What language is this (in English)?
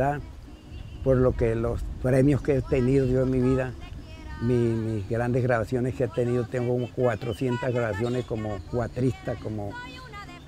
Spanish